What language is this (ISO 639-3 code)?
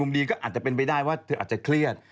tha